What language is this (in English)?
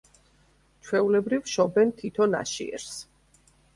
Georgian